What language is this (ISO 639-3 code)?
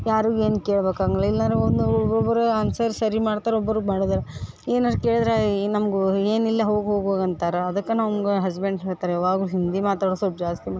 kan